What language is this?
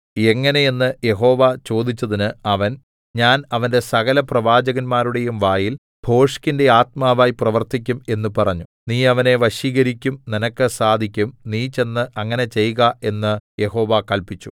Malayalam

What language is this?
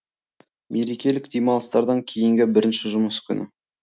Kazakh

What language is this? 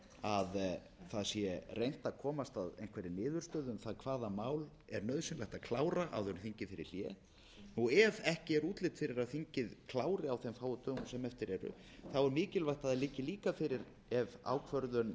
Icelandic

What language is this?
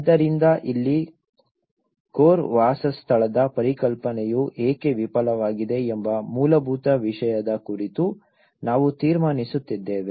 Kannada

